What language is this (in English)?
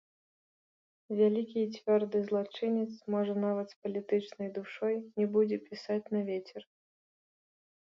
Belarusian